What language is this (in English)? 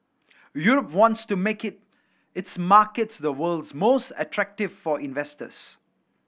English